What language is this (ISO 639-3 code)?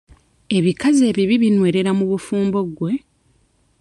lug